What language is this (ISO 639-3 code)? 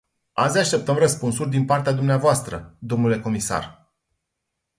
ron